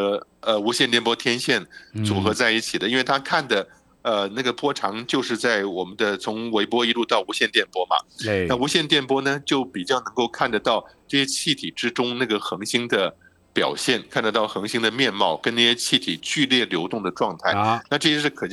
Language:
Chinese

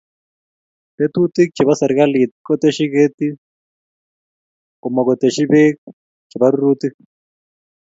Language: Kalenjin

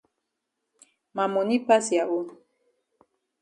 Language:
Cameroon Pidgin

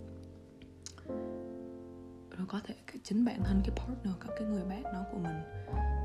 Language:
Vietnamese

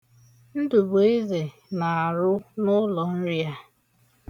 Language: Igbo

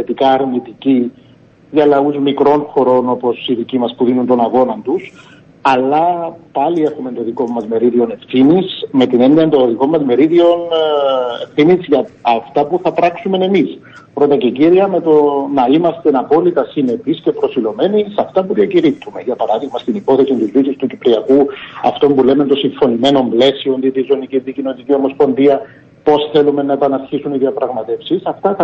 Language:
Greek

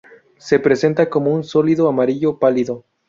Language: Spanish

